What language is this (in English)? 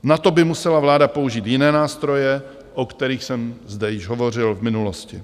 Czech